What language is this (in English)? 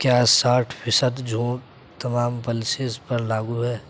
Urdu